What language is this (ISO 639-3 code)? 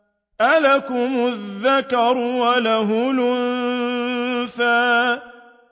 ara